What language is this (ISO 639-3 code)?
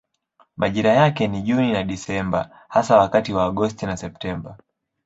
swa